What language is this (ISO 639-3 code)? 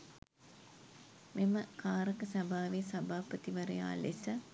sin